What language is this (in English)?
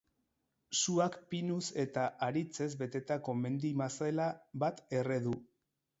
Basque